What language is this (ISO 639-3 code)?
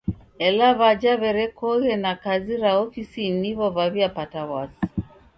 dav